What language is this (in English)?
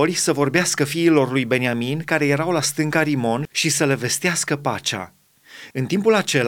Romanian